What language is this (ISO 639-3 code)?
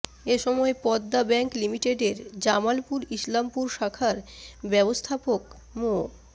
ben